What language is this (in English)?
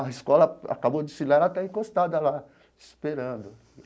Portuguese